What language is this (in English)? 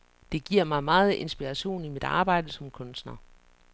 Danish